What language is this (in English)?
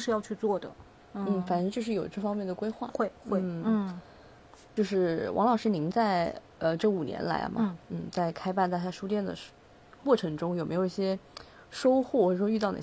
Chinese